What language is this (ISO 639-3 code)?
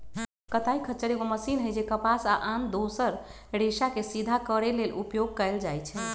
mag